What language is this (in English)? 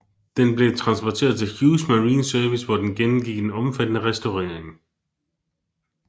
Danish